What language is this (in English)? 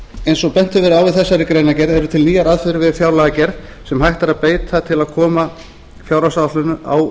Icelandic